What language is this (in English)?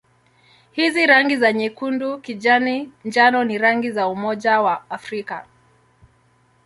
Swahili